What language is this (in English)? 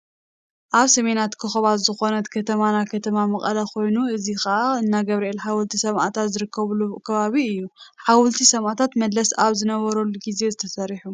Tigrinya